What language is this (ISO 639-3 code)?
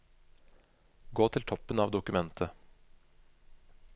nor